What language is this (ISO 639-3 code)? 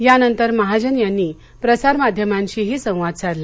mar